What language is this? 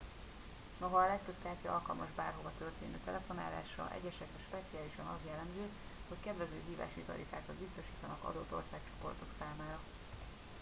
Hungarian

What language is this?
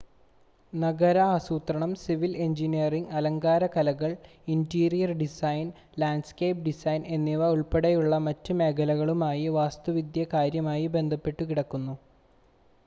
Malayalam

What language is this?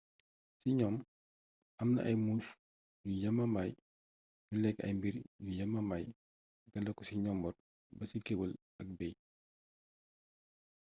Wolof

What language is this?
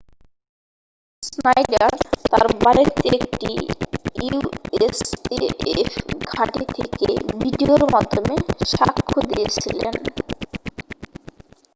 Bangla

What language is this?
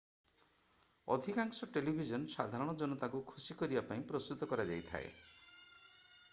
Odia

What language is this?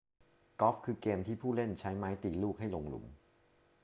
Thai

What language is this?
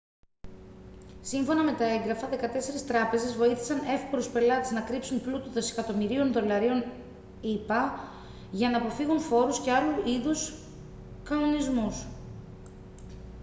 Greek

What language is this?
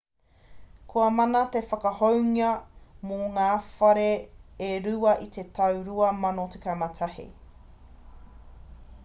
Māori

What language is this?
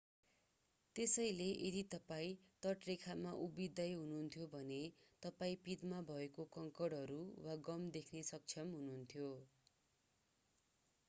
Nepali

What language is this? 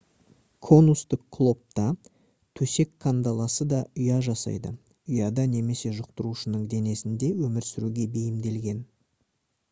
Kazakh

